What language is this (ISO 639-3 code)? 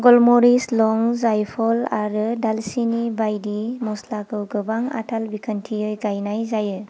brx